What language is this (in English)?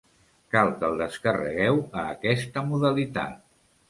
Catalan